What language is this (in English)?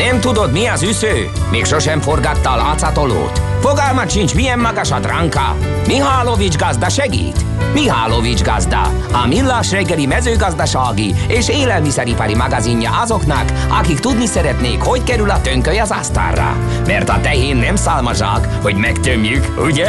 Hungarian